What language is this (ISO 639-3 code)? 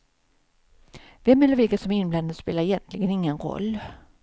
swe